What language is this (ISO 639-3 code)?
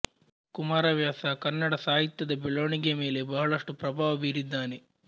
kan